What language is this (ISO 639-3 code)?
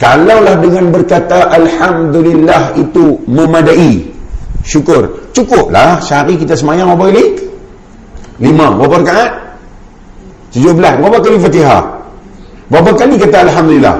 msa